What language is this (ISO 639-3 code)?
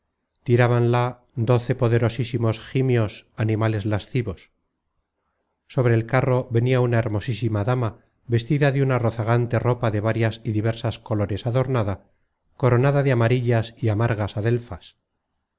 spa